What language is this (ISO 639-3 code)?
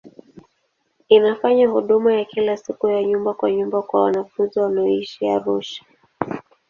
swa